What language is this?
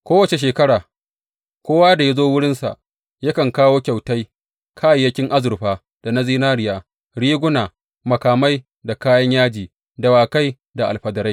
Hausa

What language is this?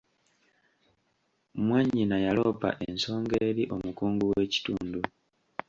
Ganda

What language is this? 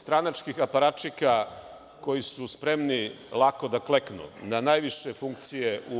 Serbian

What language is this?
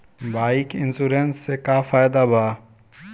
Bhojpuri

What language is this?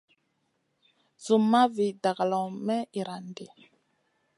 Masana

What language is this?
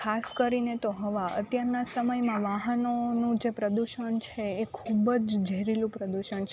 Gujarati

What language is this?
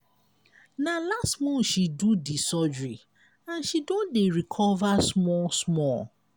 Nigerian Pidgin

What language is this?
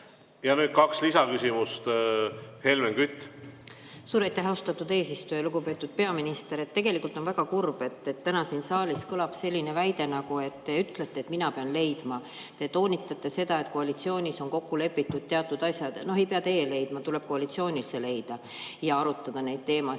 Estonian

